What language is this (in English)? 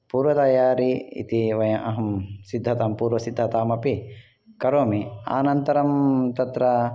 Sanskrit